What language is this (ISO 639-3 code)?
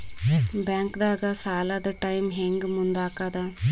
kan